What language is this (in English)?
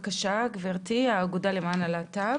Hebrew